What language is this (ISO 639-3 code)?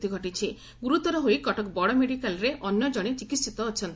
ori